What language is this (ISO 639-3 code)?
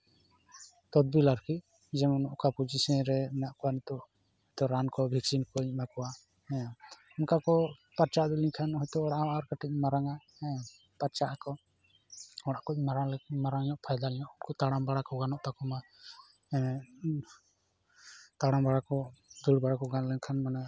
sat